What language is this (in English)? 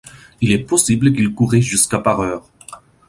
French